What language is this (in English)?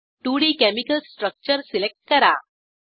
Marathi